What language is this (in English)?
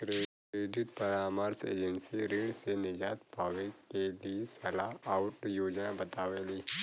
Bhojpuri